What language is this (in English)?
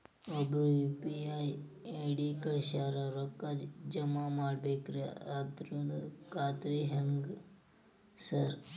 Kannada